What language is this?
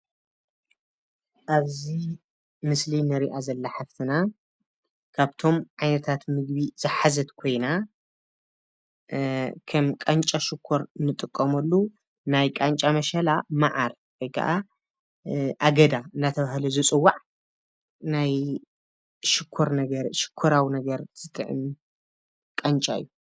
Tigrinya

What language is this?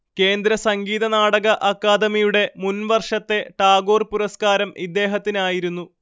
Malayalam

